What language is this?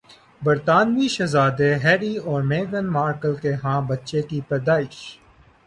Urdu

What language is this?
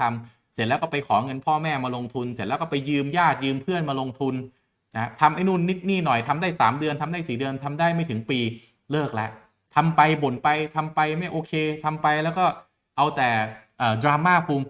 Thai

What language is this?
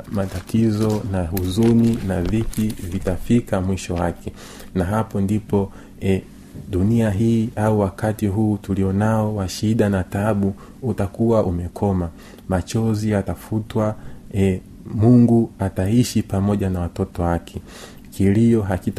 Swahili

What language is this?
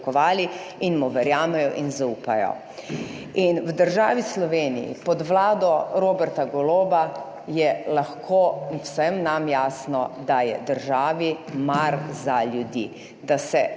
Slovenian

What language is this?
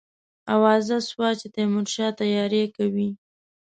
Pashto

